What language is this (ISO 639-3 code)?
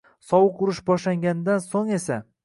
uzb